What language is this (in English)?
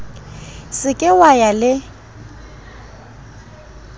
Southern Sotho